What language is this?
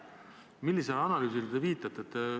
Estonian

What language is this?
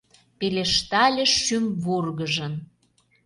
Mari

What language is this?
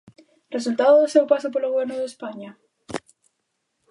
Galician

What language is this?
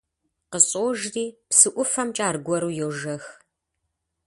Kabardian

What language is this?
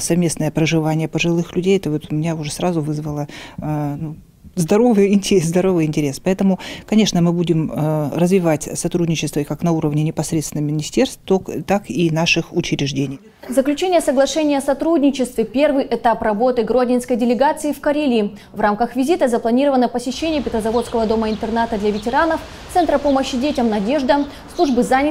Russian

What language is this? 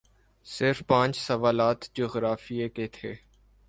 Urdu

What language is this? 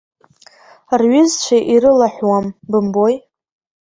Abkhazian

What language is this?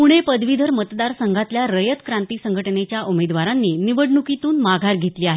Marathi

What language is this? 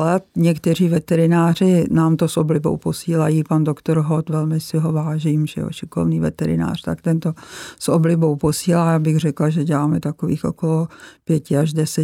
Czech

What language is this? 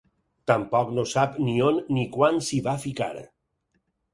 Catalan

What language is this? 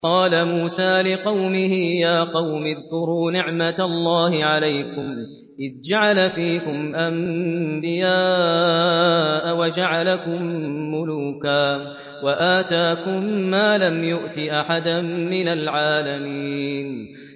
Arabic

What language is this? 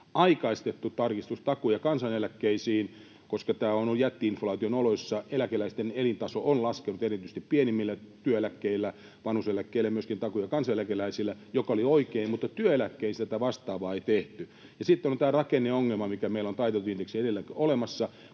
Finnish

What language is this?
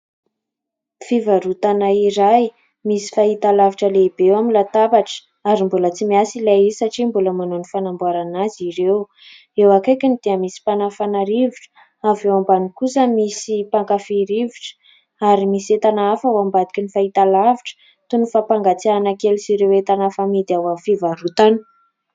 Malagasy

